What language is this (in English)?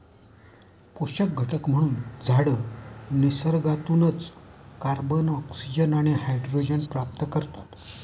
Marathi